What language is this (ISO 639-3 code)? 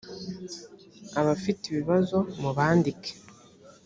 kin